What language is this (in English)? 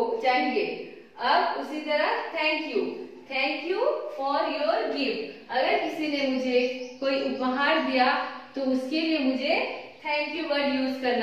Hindi